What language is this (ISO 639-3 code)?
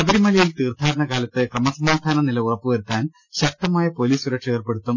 mal